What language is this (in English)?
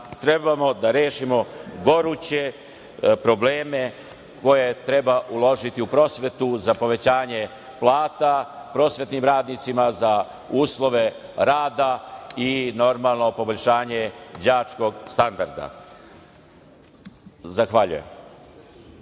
Serbian